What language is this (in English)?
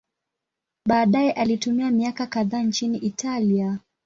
Swahili